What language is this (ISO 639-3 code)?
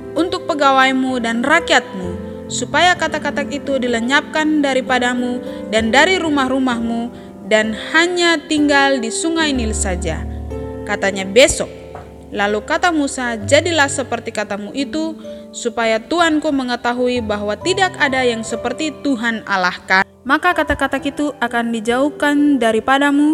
ind